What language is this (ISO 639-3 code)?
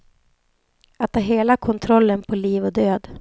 swe